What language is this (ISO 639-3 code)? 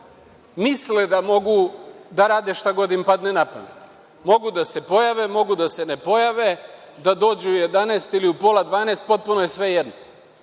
srp